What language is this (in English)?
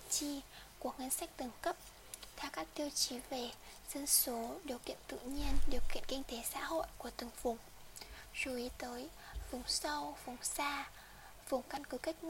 Vietnamese